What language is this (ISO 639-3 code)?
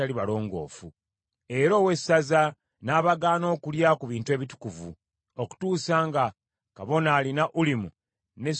lug